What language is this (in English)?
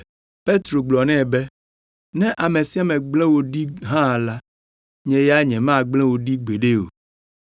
Ewe